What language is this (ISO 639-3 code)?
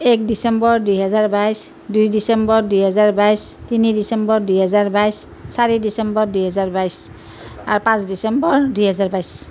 asm